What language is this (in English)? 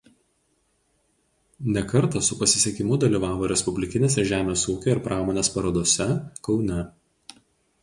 Lithuanian